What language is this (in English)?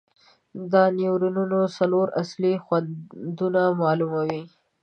Pashto